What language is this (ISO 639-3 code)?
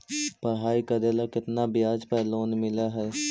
mag